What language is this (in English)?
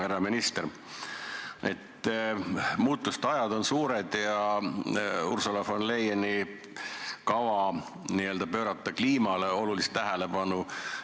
Estonian